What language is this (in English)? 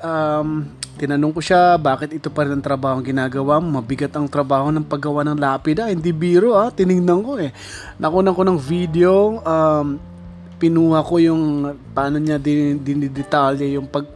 Filipino